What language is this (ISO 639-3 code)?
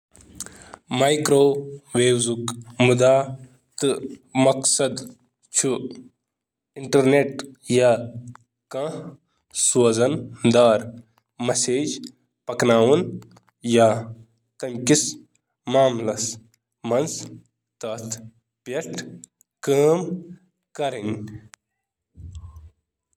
kas